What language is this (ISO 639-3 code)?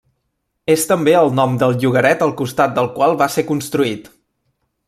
cat